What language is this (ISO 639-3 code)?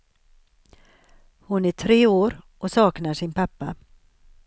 swe